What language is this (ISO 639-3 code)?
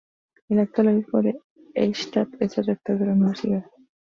spa